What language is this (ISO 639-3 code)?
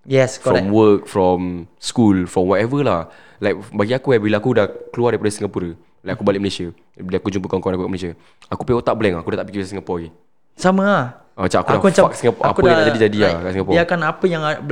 msa